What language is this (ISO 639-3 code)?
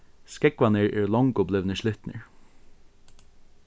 fao